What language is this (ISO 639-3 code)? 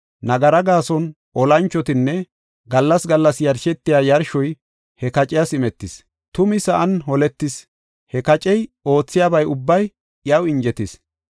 gof